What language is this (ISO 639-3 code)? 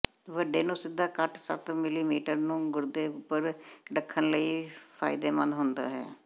pan